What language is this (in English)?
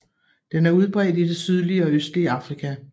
Danish